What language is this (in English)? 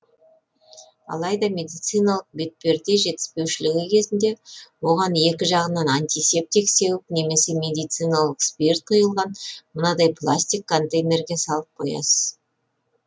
Kazakh